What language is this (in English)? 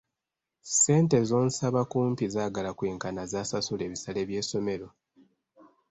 Ganda